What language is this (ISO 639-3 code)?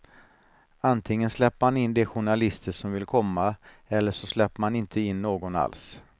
swe